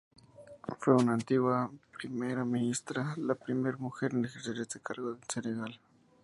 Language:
Spanish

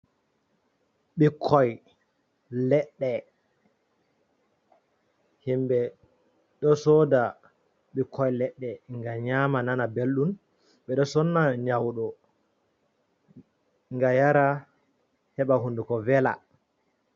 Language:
Fula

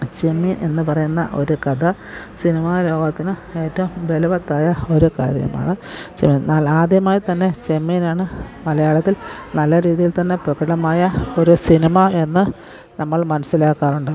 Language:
Malayalam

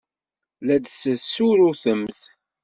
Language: Kabyle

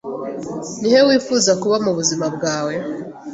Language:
Kinyarwanda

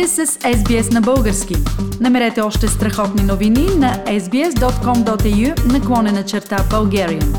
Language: Bulgarian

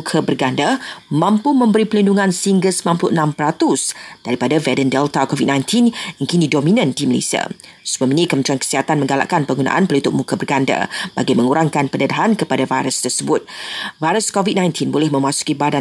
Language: Malay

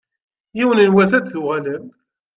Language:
Kabyle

